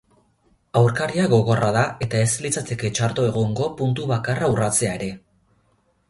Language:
Basque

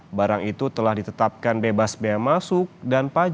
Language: Indonesian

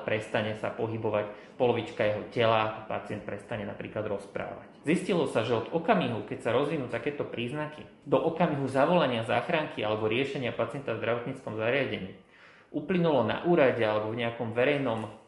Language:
Slovak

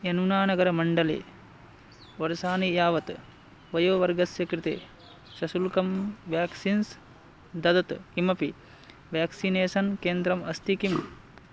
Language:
Sanskrit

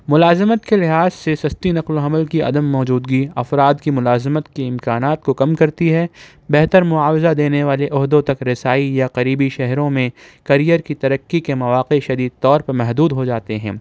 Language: Urdu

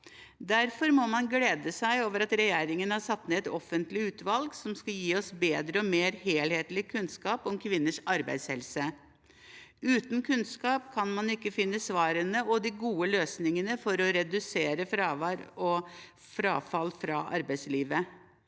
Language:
Norwegian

